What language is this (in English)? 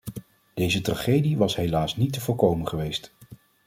Dutch